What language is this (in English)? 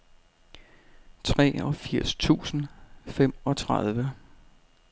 Danish